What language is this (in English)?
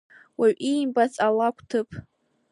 Abkhazian